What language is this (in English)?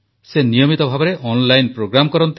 Odia